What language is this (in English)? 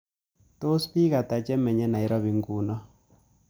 Kalenjin